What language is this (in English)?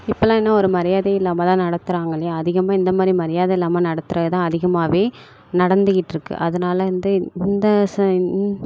Tamil